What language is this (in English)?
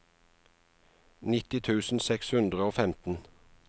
Norwegian